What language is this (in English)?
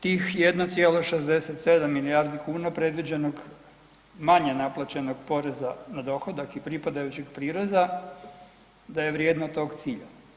Croatian